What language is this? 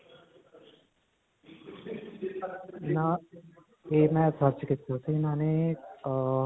Punjabi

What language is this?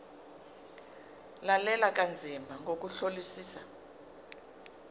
Zulu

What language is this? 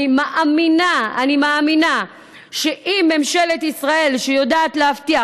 Hebrew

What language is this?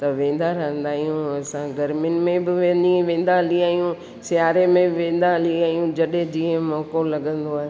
Sindhi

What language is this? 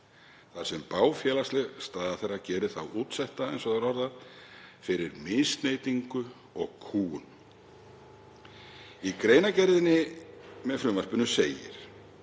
Icelandic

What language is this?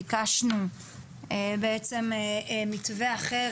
Hebrew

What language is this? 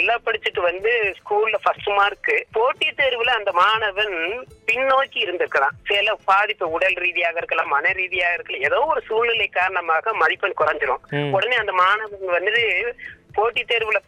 Tamil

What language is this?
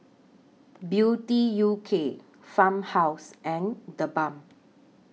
English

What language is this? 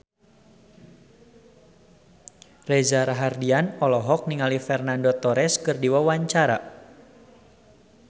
Sundanese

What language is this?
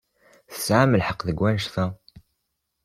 Kabyle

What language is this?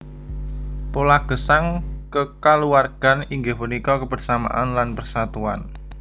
Javanese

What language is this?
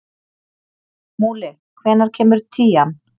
Icelandic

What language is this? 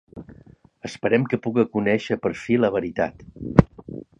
Catalan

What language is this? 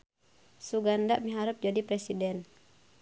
Sundanese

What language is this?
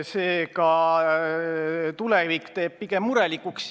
Estonian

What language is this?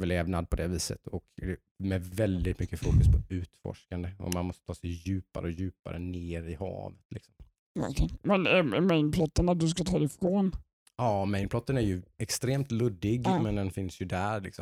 Swedish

